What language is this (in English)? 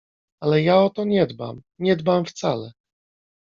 Polish